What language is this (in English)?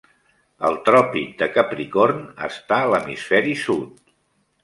Catalan